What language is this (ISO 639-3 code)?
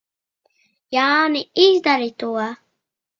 lav